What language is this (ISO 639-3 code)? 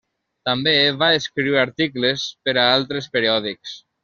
cat